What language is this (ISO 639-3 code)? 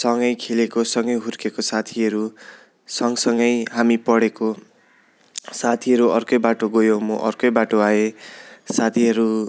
nep